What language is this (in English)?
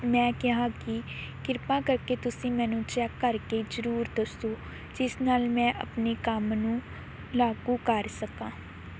Punjabi